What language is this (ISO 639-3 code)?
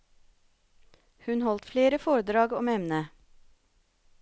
nor